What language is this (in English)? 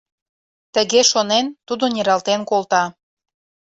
Mari